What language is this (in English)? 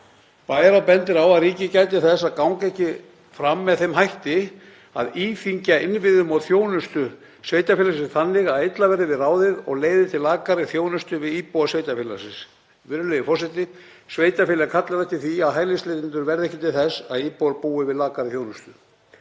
Icelandic